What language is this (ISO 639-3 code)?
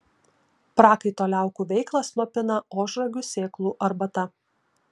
lit